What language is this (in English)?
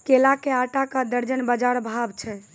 Maithili